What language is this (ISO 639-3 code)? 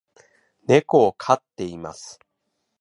jpn